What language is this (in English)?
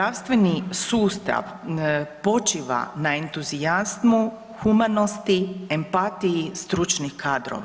Croatian